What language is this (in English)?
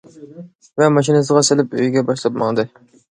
Uyghur